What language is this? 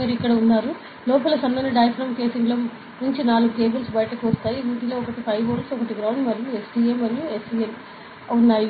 Telugu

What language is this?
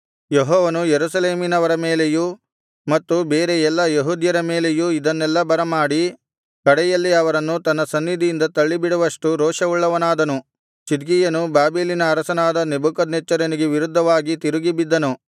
Kannada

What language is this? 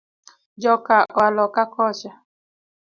Luo (Kenya and Tanzania)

